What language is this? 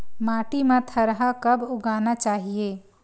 Chhattisgarhi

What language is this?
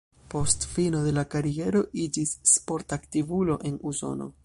Esperanto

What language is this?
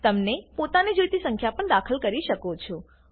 Gujarati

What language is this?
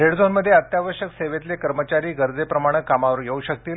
Marathi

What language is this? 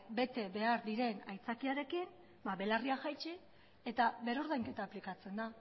Basque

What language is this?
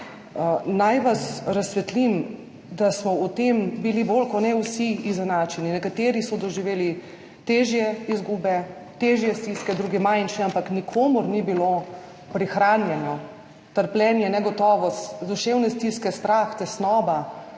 Slovenian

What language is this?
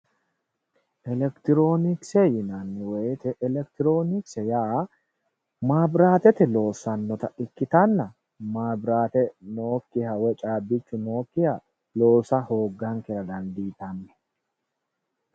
Sidamo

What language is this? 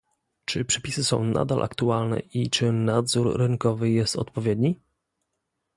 Polish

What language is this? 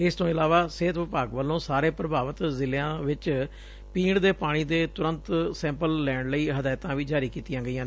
Punjabi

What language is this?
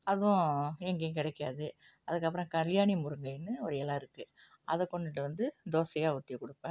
Tamil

